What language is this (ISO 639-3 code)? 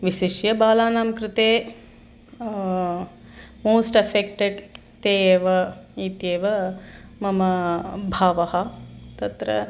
san